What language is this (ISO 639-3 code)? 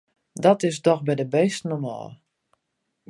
fry